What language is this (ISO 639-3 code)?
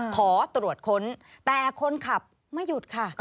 tha